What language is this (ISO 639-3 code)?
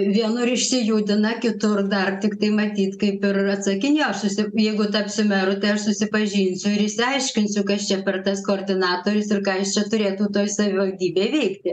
lit